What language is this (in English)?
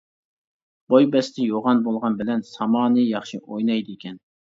Uyghur